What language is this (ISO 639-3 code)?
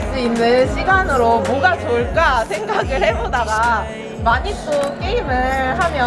kor